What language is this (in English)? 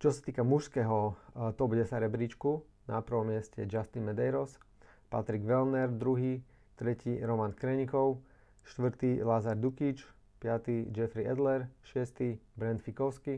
Slovak